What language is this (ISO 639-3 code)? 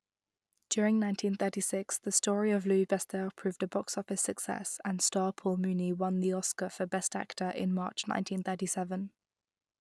eng